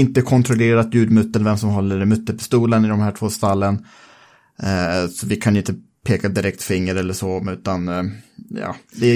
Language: Swedish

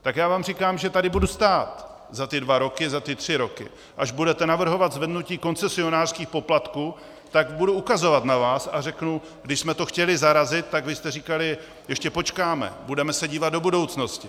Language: Czech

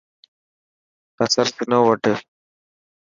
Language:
Dhatki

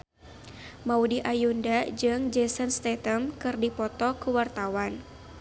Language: Sundanese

